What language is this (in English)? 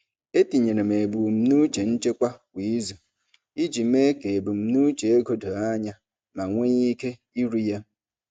Igbo